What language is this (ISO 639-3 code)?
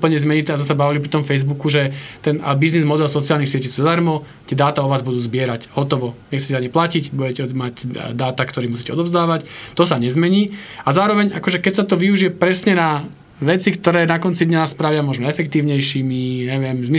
slk